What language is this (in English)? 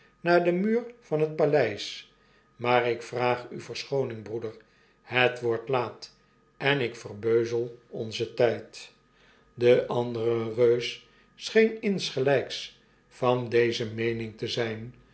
Dutch